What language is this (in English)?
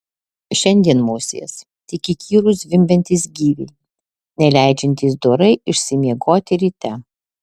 Lithuanian